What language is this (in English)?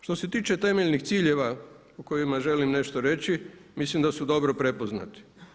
Croatian